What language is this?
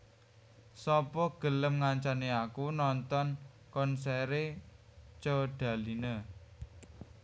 Javanese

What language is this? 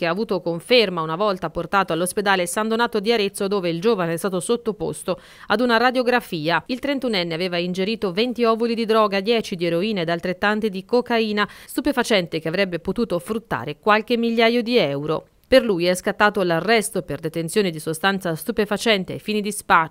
Italian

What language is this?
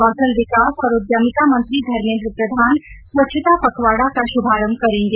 Hindi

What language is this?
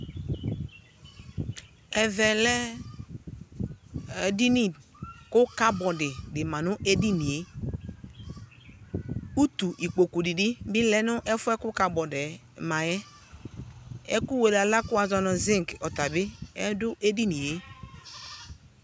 Ikposo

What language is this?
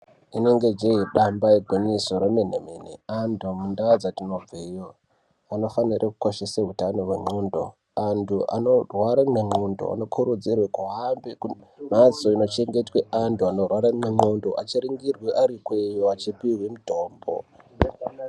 Ndau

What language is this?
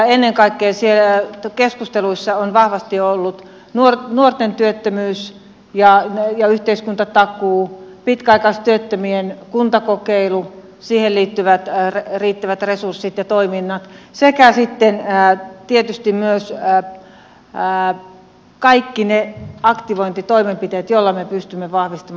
Finnish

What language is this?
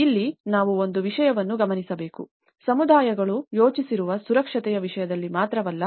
Kannada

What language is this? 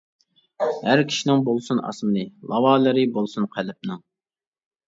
Uyghur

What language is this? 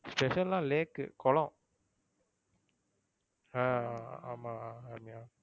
Tamil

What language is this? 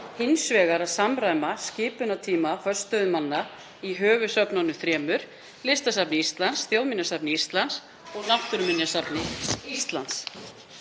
Icelandic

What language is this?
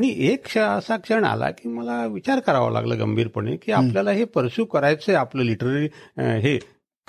Marathi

